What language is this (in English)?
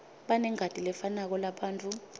Swati